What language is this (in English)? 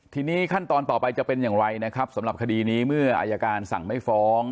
Thai